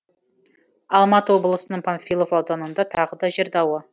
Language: Kazakh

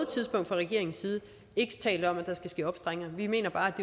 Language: Danish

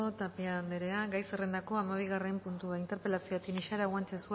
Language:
Basque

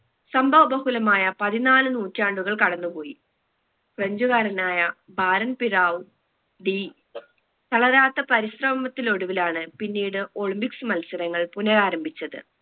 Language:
Malayalam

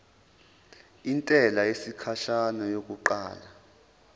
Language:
Zulu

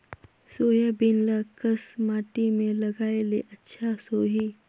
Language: Chhattisgarhi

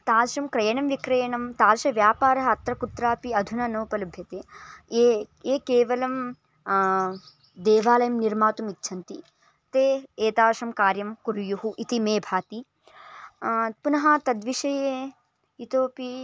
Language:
Sanskrit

